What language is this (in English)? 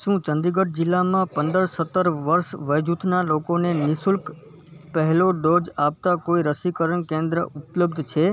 Gujarati